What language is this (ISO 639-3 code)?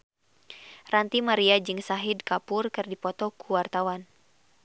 sun